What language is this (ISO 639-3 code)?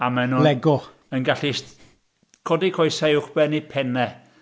cym